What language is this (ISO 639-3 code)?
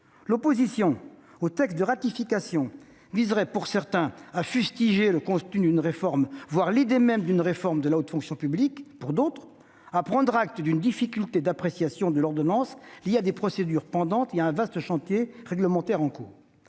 fra